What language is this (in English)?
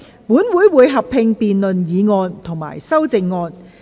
Cantonese